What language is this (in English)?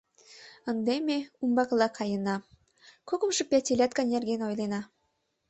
Mari